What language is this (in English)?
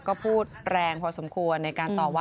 Thai